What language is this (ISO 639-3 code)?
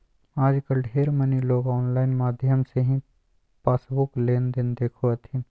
mag